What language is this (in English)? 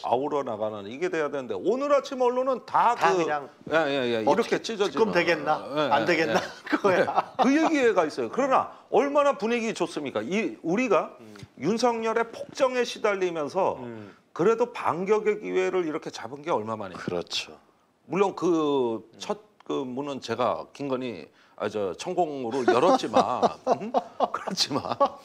Korean